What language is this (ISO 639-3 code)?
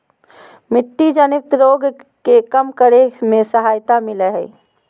mag